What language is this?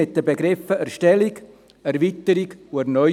Swiss German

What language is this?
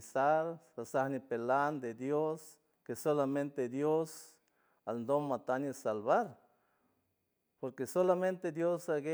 San Francisco Del Mar Huave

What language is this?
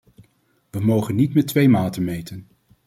Dutch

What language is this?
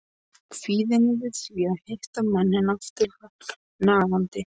Icelandic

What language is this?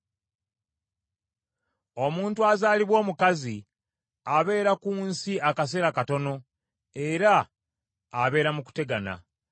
Ganda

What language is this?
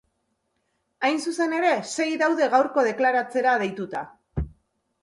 Basque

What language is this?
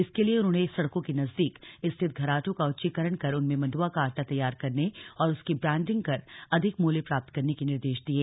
Hindi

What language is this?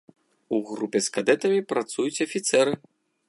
Belarusian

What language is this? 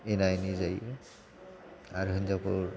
Bodo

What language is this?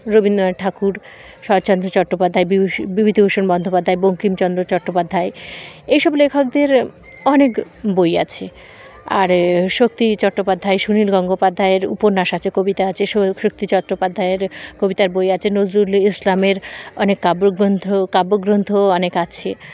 Bangla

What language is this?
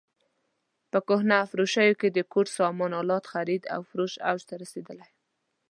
Pashto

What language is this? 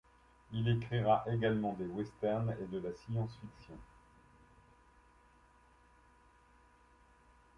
French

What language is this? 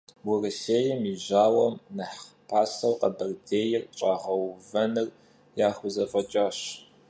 Kabardian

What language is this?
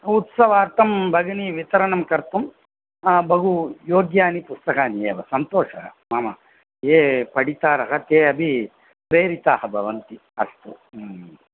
Sanskrit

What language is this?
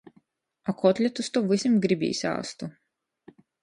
Latgalian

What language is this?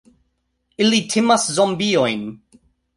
Esperanto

